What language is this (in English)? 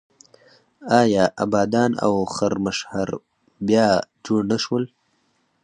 Pashto